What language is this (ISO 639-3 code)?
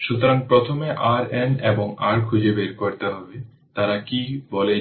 ben